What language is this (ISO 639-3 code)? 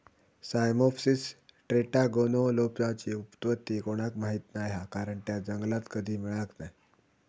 mar